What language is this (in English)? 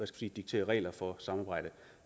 Danish